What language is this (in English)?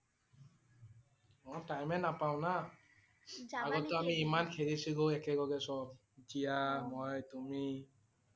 Assamese